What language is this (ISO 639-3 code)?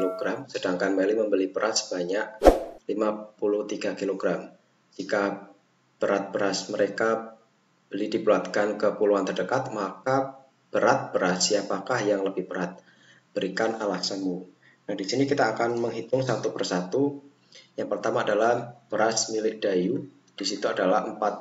ind